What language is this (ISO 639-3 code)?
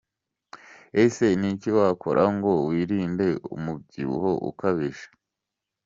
kin